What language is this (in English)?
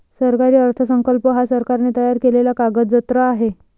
Marathi